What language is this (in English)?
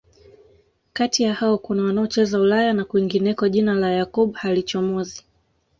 Swahili